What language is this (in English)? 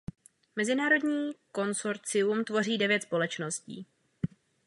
Czech